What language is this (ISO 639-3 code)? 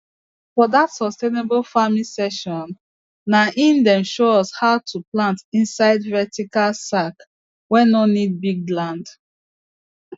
pcm